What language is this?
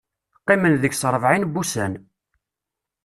Kabyle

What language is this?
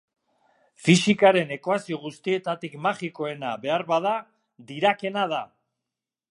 Basque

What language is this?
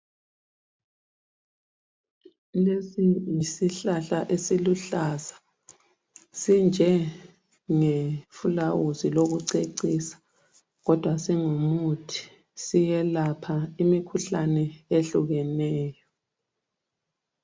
North Ndebele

